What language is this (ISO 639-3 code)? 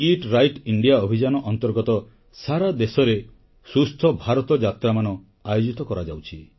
ori